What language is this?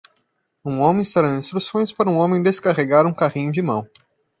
Portuguese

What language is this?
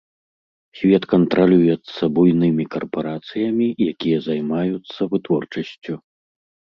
Belarusian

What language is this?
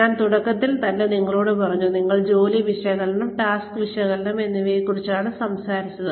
Malayalam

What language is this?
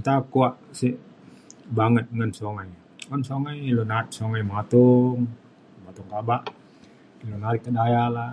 Mainstream Kenyah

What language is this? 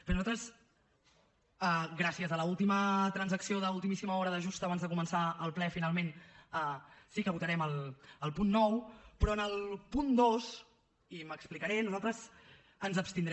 Catalan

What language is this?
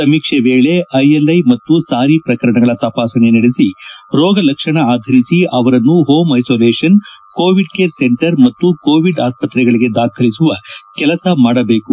Kannada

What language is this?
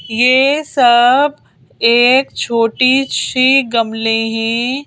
Hindi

